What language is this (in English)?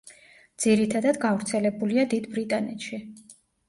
Georgian